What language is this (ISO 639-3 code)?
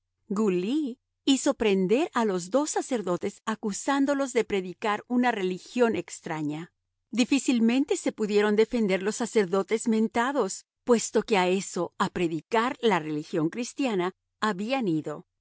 spa